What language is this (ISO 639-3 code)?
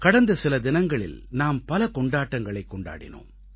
tam